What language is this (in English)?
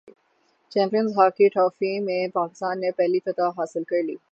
Urdu